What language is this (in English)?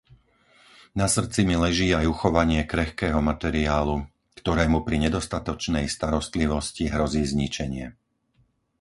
Slovak